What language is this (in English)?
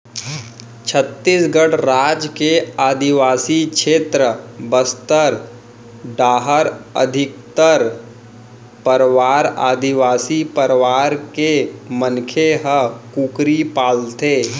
Chhattisgarhi